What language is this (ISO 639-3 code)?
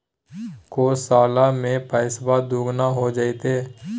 mag